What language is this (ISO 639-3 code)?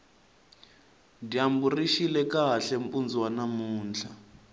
tso